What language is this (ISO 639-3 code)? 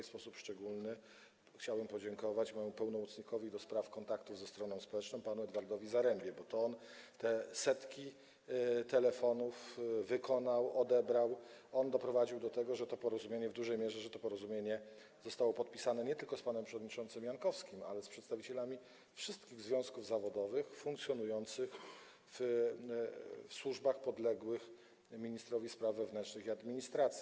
pol